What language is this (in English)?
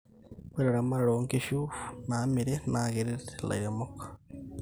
Masai